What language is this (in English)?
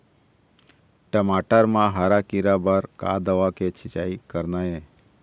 Chhattisgarhi